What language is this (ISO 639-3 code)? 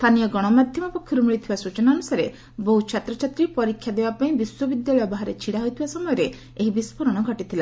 ori